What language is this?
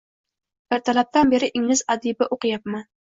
Uzbek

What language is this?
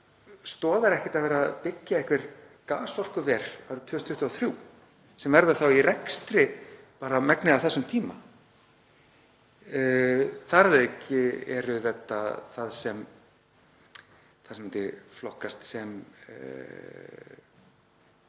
Icelandic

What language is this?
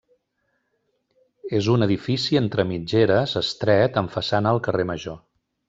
Catalan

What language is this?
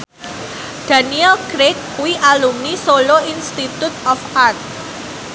Javanese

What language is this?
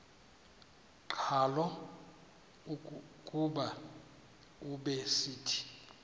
Xhosa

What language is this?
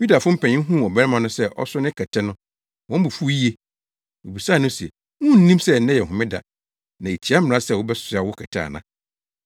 Akan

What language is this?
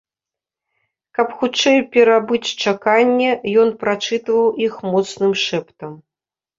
Belarusian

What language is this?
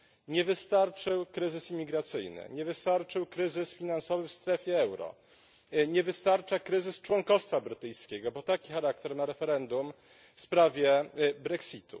Polish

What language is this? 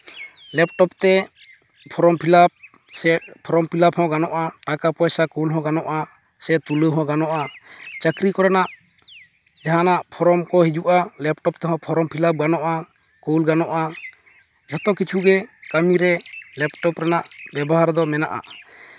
Santali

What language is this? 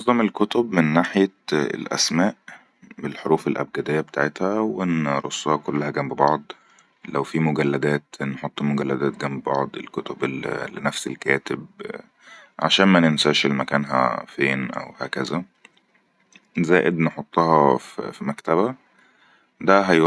Egyptian Arabic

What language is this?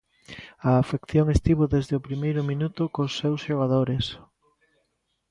Galician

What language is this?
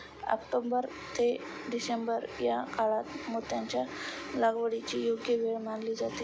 Marathi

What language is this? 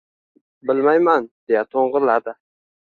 Uzbek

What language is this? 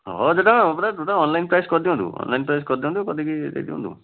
Odia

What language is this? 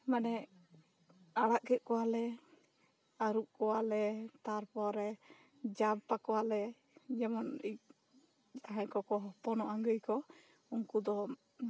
Santali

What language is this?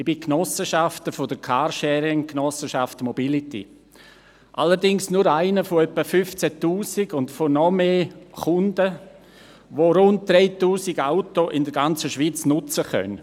Swiss German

